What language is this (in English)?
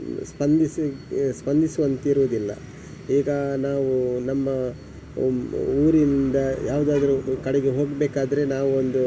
Kannada